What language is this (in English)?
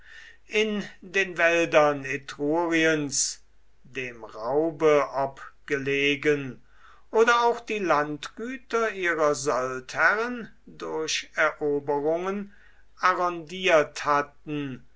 German